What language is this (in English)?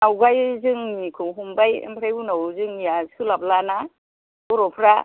Bodo